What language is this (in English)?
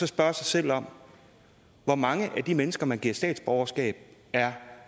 Danish